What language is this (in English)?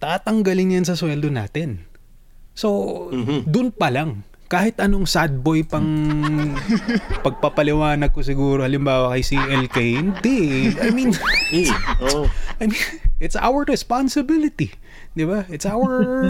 Filipino